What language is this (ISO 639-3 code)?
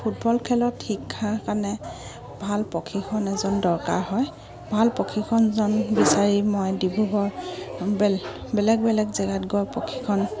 asm